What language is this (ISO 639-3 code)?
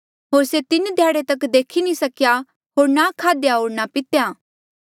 mjl